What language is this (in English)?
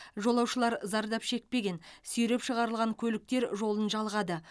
Kazakh